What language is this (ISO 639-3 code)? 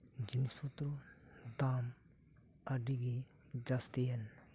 sat